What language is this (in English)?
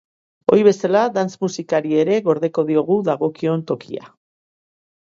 Basque